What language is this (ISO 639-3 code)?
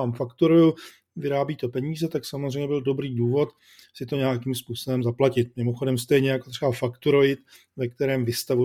ces